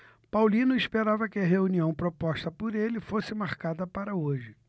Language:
Portuguese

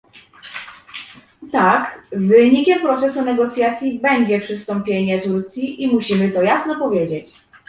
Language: Polish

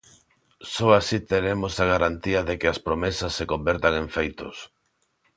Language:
Galician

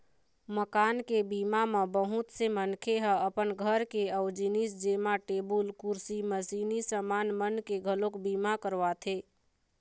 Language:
Chhattisgarhi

